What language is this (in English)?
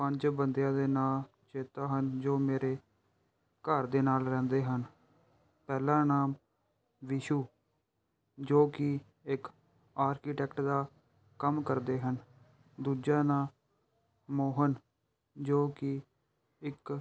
Punjabi